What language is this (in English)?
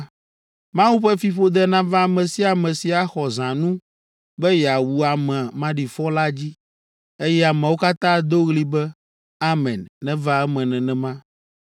Ewe